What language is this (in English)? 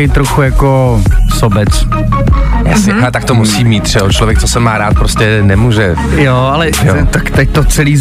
Czech